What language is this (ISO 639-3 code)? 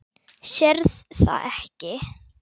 isl